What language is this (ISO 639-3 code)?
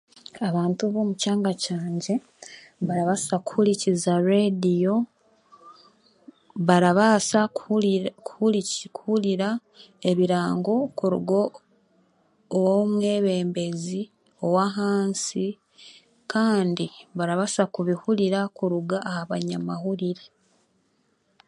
cgg